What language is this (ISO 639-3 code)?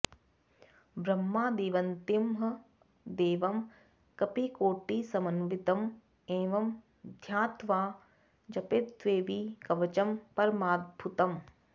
san